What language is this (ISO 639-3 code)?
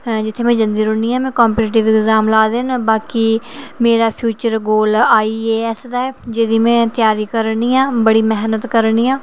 doi